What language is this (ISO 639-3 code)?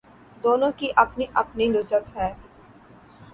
urd